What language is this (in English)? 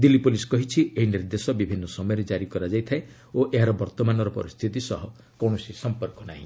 Odia